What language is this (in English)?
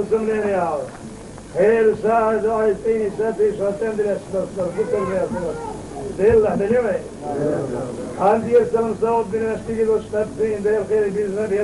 Arabic